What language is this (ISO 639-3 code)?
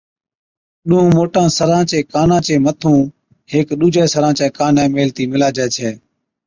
odk